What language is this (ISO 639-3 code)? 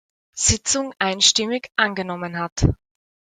deu